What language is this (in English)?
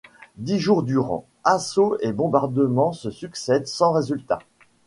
French